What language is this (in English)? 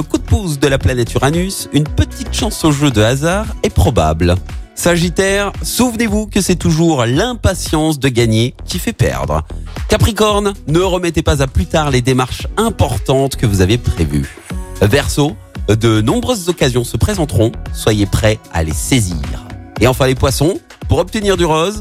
French